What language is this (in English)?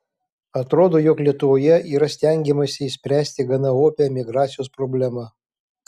Lithuanian